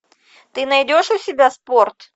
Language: Russian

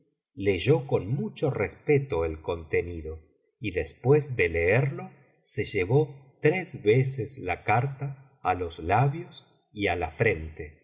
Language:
Spanish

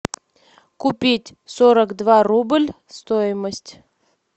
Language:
Russian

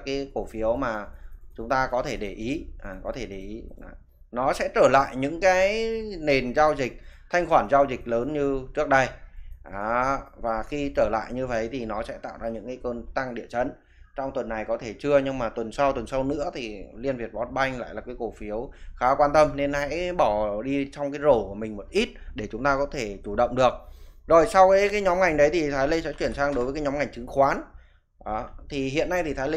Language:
Vietnamese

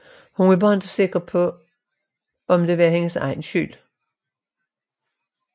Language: Danish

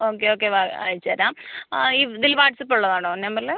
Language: Malayalam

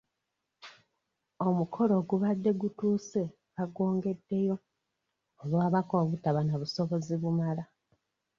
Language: Ganda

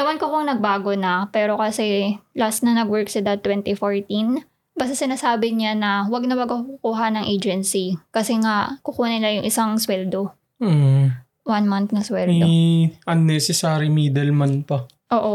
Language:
Filipino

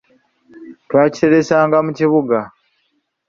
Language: Ganda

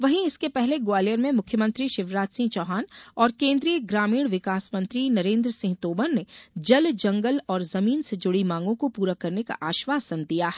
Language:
Hindi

